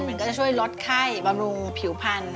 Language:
Thai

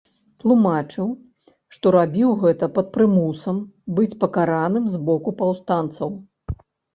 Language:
Belarusian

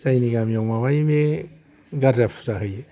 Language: Bodo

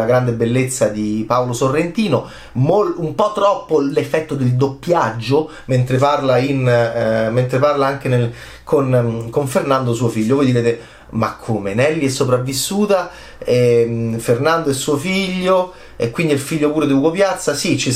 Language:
Italian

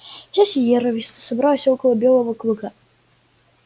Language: Russian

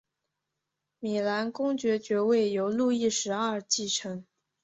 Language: Chinese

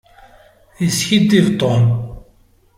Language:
Kabyle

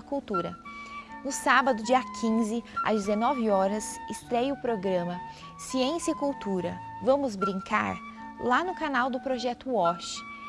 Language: Portuguese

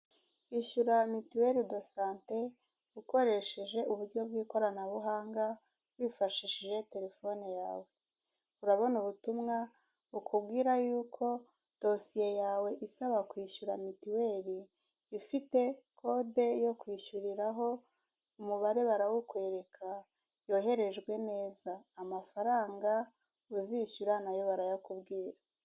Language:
Kinyarwanda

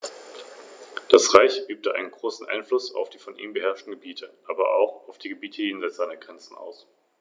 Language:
German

